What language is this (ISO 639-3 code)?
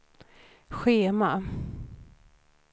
swe